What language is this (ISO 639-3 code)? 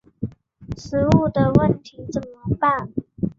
zho